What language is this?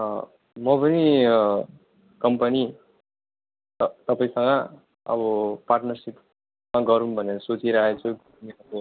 Nepali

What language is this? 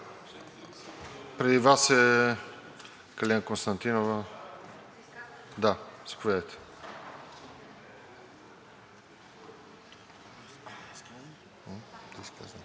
Bulgarian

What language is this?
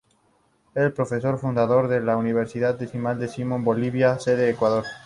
Spanish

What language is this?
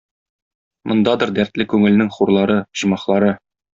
Tatar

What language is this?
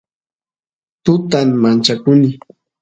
Santiago del Estero Quichua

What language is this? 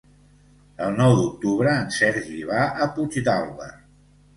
Catalan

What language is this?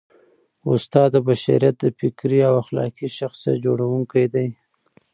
Pashto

